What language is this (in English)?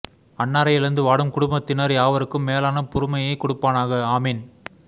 Tamil